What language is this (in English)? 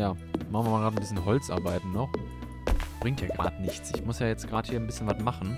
German